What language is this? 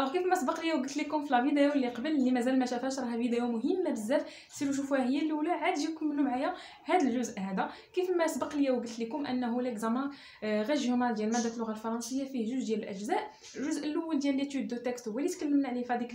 Arabic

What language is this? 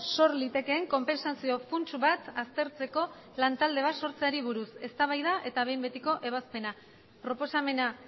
Basque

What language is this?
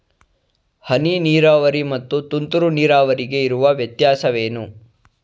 Kannada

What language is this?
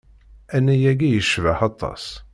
Kabyle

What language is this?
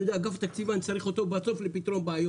Hebrew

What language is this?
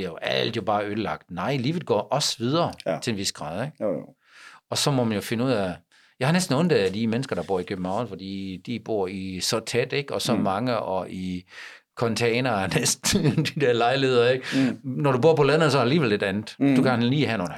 Danish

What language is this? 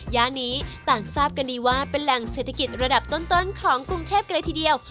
Thai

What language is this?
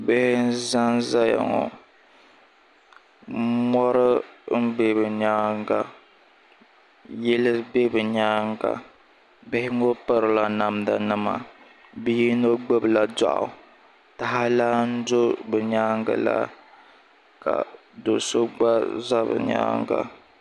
Dagbani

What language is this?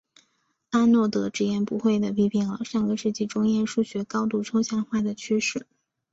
Chinese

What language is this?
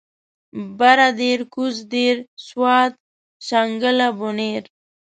Pashto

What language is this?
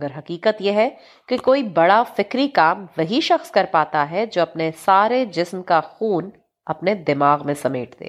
Urdu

